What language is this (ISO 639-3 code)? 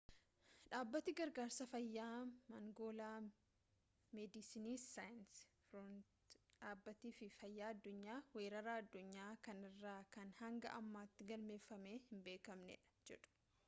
orm